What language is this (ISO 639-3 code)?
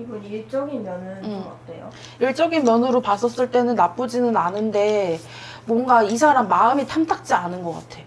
kor